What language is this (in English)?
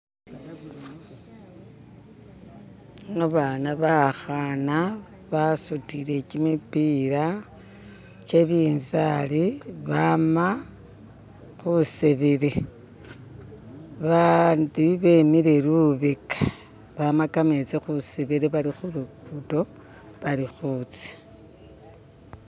Masaaba